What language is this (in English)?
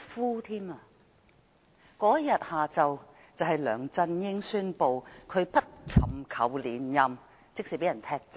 Cantonese